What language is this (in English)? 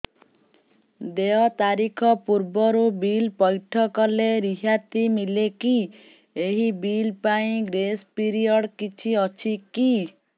Odia